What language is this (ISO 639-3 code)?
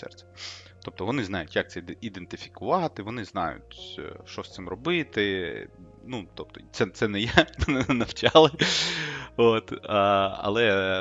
ukr